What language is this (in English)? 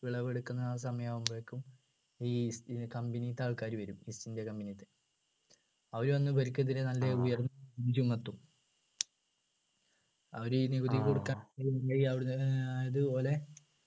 Malayalam